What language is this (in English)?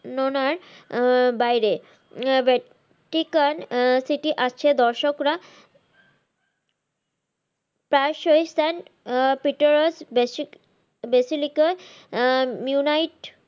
Bangla